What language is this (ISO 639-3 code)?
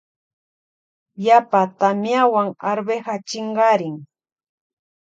qvj